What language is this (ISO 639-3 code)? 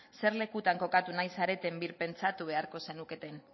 eus